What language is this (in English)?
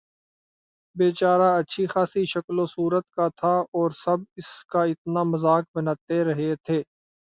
Urdu